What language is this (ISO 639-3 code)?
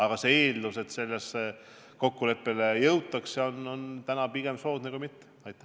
est